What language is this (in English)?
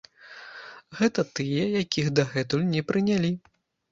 Belarusian